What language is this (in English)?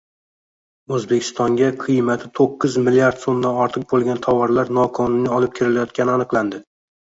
Uzbek